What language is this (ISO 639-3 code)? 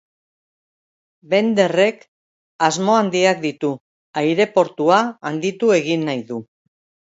eus